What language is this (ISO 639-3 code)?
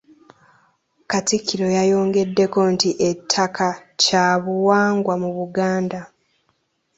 lug